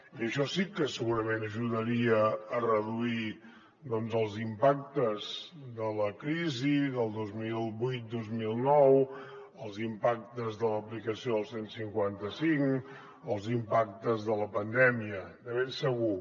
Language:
Catalan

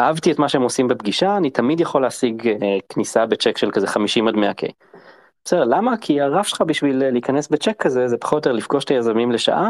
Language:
Hebrew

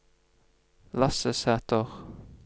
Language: Norwegian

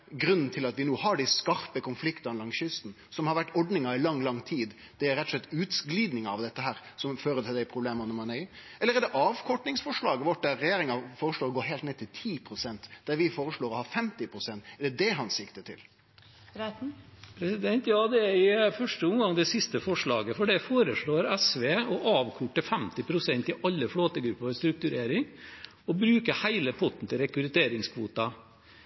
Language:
Norwegian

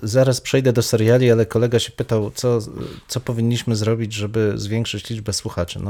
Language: Polish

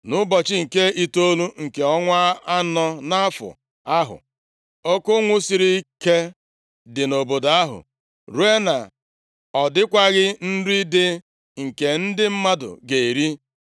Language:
Igbo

